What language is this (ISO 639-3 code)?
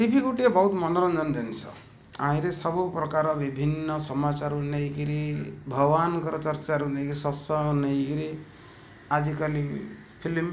ori